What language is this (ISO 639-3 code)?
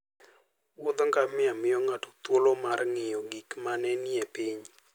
luo